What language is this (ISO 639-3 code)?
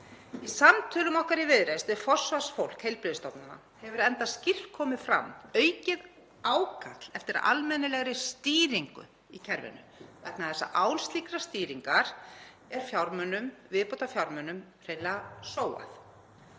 isl